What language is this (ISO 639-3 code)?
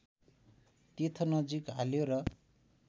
nep